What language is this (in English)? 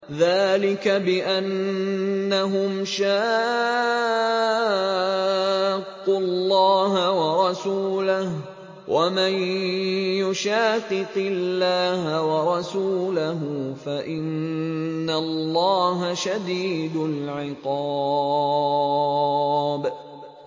Arabic